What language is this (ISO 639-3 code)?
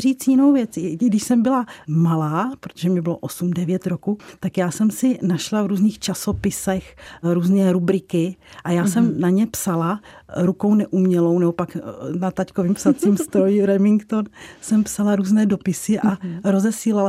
ces